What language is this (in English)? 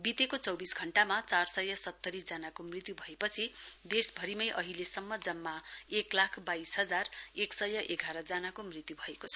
Nepali